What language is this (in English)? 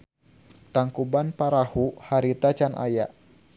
Sundanese